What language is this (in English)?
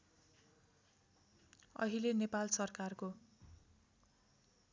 Nepali